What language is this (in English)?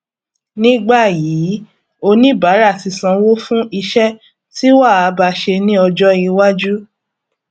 Yoruba